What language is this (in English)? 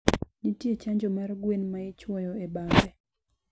Luo (Kenya and Tanzania)